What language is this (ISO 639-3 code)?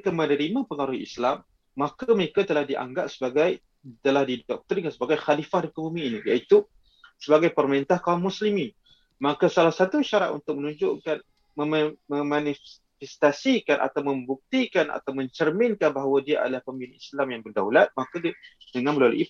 msa